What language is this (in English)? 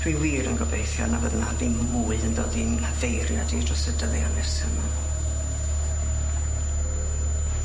Welsh